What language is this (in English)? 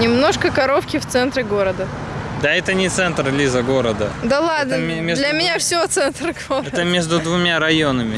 Russian